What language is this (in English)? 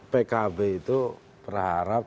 Indonesian